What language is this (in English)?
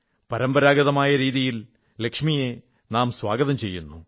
Malayalam